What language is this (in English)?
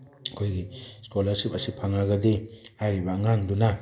Manipuri